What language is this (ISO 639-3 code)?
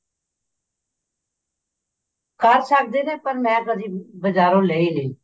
pan